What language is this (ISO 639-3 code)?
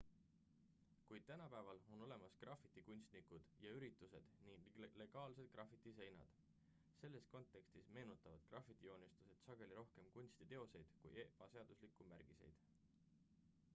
est